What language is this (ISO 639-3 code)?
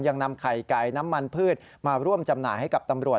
tha